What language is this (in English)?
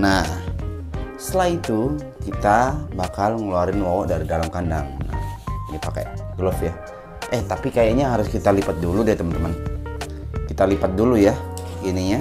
Indonesian